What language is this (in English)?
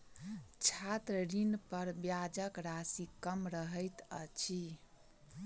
Maithili